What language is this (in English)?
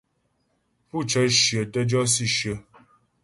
Ghomala